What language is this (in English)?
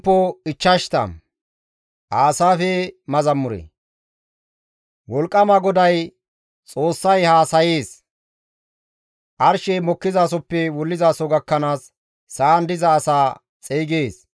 Gamo